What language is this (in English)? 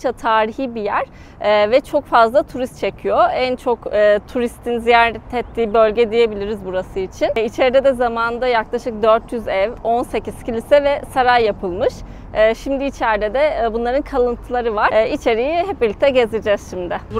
Turkish